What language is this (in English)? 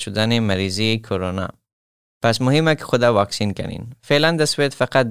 Persian